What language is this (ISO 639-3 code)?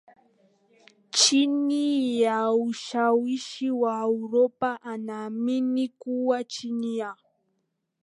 swa